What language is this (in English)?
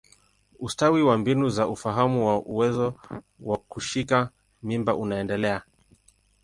Swahili